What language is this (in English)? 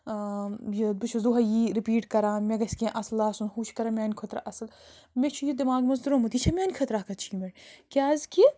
Kashmiri